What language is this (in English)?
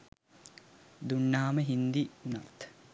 Sinhala